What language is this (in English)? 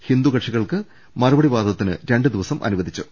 Malayalam